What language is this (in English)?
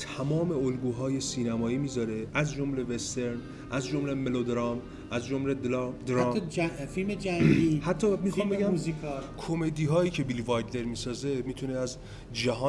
Persian